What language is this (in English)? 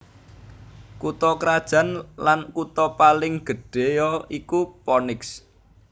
Javanese